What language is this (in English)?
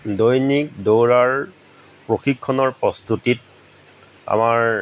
Assamese